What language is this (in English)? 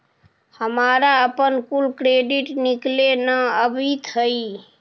Magahi